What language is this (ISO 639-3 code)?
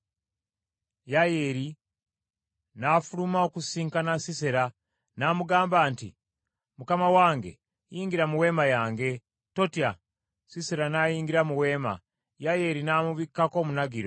lug